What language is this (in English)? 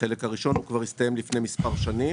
Hebrew